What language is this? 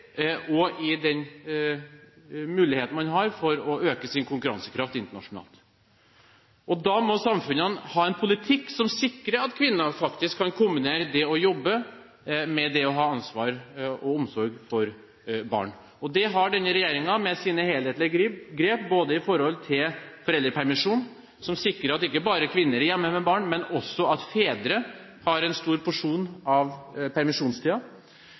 Norwegian Bokmål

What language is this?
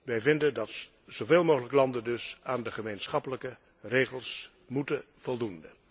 Dutch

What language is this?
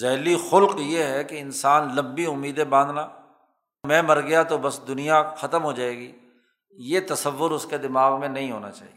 Urdu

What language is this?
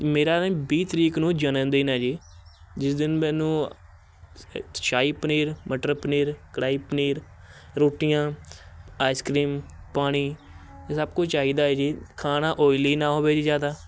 Punjabi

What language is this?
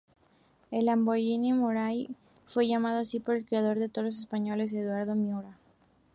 Spanish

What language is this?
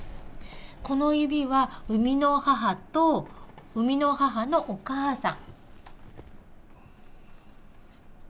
Japanese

